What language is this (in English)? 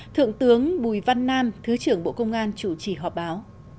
Vietnamese